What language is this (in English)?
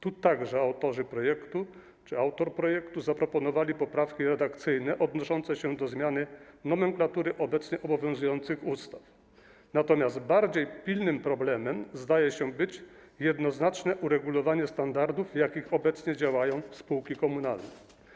Polish